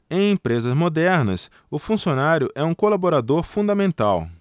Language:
Portuguese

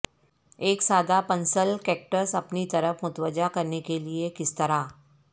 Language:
Urdu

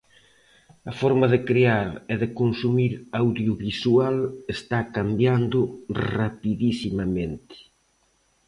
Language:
Galician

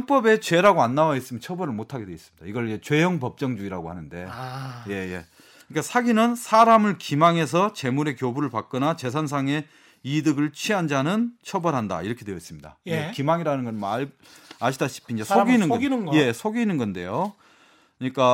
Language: Korean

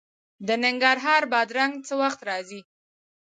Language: Pashto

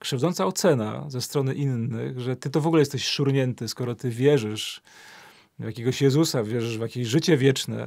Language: Polish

